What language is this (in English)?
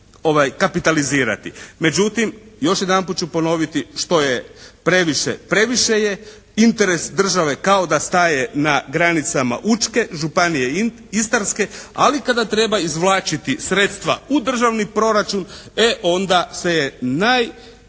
Croatian